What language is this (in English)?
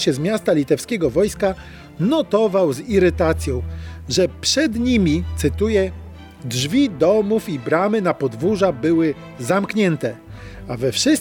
Polish